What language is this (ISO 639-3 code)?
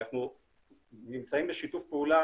heb